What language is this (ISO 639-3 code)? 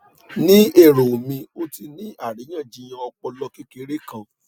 yor